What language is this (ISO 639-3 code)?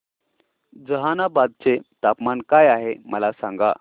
mar